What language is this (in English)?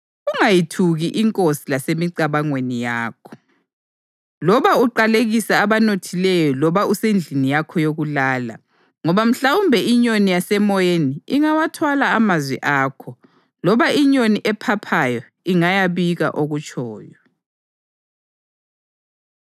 North Ndebele